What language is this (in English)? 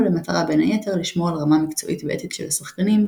Hebrew